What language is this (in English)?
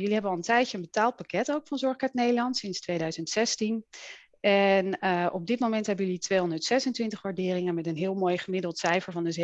Dutch